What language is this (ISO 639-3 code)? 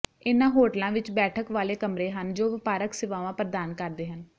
pan